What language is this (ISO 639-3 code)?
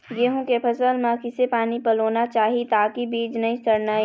hne